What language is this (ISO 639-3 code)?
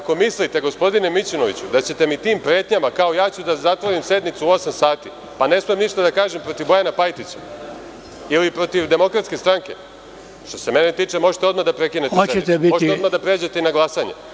srp